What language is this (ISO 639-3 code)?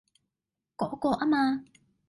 yue